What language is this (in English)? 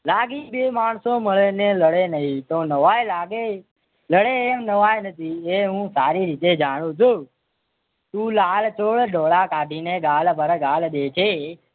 Gujarati